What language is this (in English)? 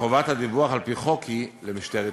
Hebrew